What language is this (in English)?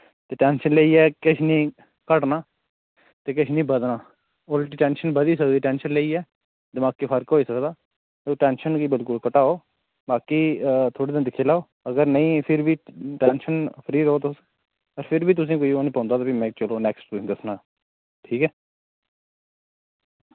Dogri